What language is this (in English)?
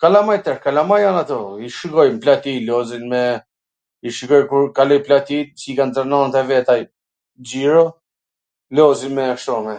Gheg Albanian